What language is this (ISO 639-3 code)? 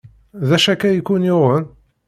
kab